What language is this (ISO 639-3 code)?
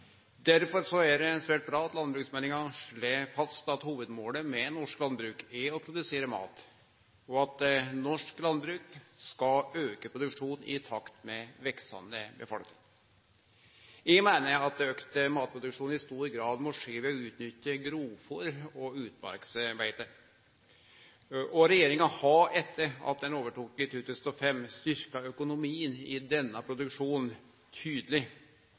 nno